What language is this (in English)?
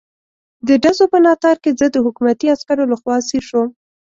Pashto